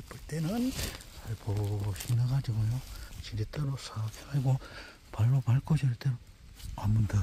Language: Korean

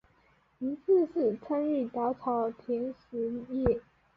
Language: Chinese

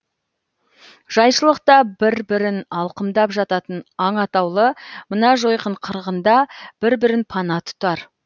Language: Kazakh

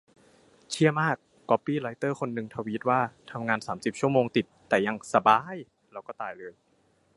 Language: Thai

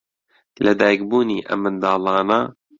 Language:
Central Kurdish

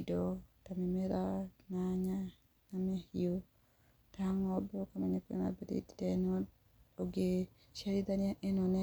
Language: Kikuyu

